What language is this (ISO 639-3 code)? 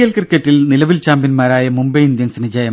mal